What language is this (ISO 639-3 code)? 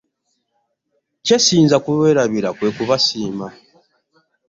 lug